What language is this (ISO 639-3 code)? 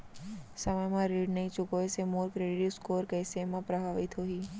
hne